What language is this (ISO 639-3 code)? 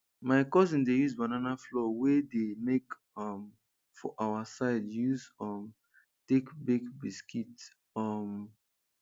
pcm